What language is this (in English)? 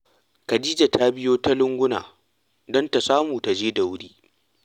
Hausa